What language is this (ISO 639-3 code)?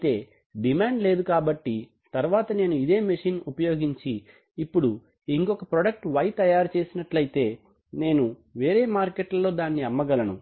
tel